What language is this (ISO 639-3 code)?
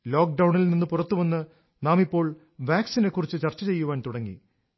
mal